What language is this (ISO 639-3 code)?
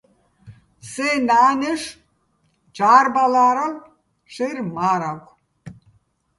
bbl